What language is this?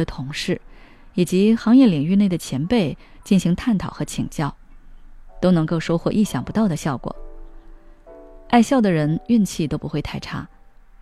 Chinese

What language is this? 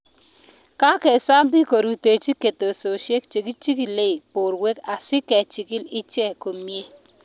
Kalenjin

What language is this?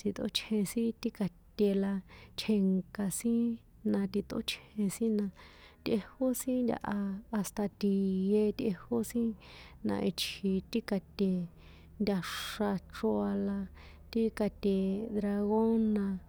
San Juan Atzingo Popoloca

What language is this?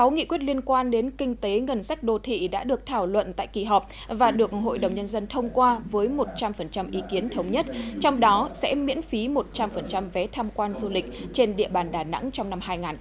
Vietnamese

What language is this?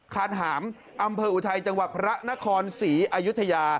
Thai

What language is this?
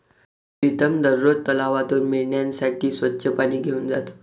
Marathi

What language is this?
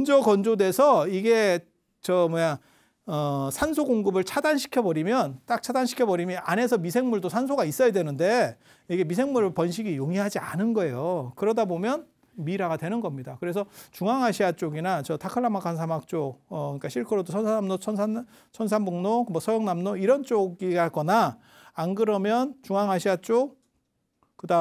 Korean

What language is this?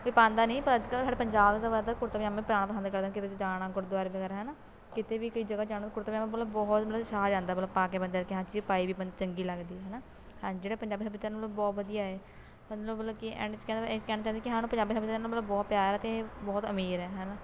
Punjabi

